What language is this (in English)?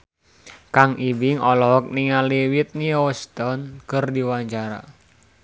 Sundanese